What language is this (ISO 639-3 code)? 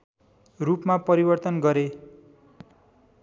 nep